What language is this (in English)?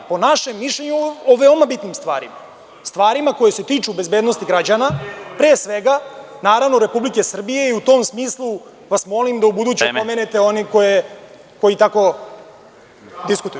Serbian